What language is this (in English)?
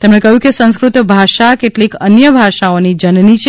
Gujarati